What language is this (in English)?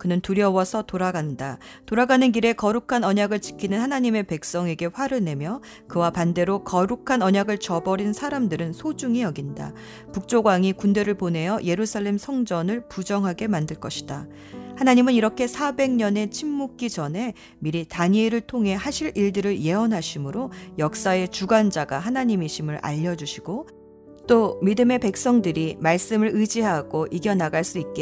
Korean